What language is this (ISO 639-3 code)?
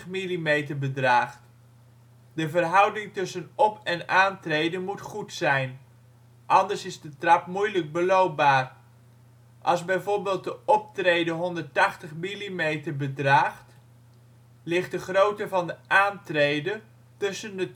nld